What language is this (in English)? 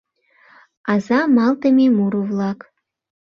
Mari